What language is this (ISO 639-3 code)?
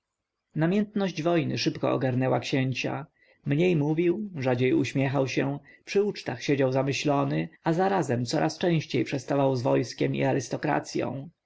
pol